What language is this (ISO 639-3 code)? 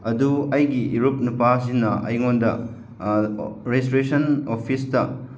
mni